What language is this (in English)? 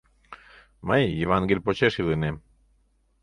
Mari